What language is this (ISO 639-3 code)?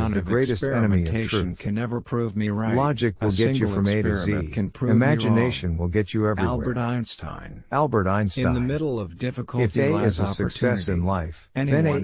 eng